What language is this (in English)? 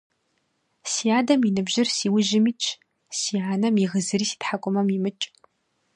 Kabardian